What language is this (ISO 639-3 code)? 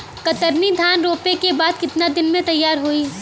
bho